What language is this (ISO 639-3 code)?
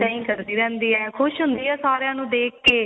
pan